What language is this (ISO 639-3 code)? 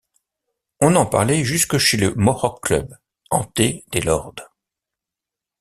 fra